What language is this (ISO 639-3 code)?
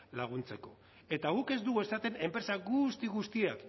eus